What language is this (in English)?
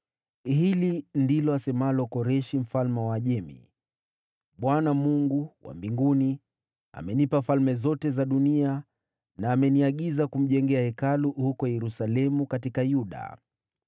Swahili